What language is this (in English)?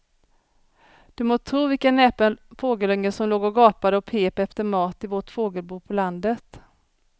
Swedish